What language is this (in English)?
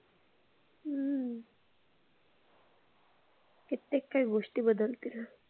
Marathi